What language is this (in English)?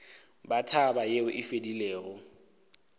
Northern Sotho